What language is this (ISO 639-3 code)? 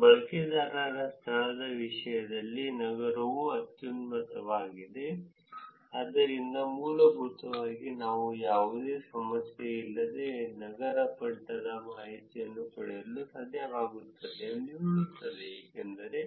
kan